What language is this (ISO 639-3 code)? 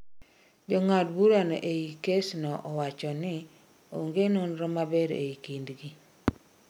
luo